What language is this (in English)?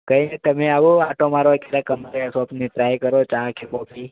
Gujarati